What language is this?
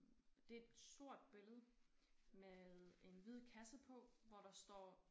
Danish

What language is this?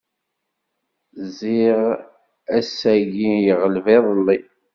Kabyle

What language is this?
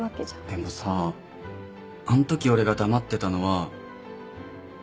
Japanese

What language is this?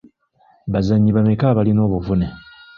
Ganda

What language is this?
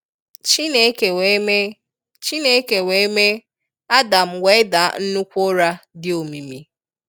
Igbo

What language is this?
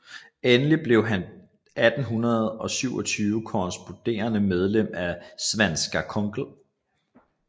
Danish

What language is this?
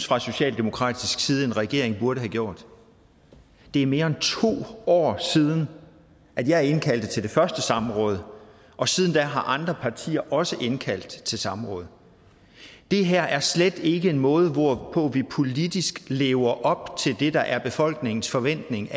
Danish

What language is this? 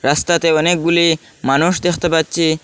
Bangla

